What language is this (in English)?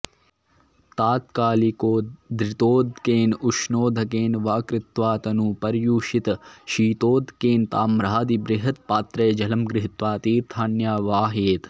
Sanskrit